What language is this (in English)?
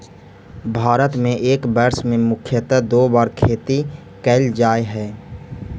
Magahi